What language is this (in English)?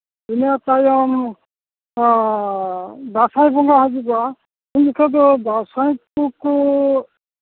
Santali